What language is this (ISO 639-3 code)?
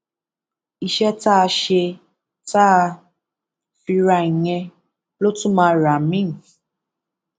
yor